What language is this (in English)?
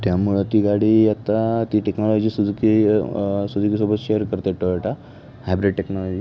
Marathi